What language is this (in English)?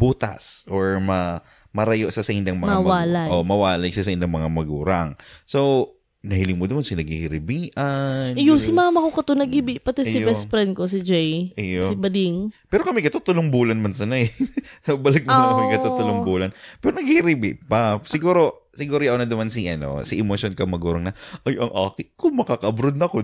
Filipino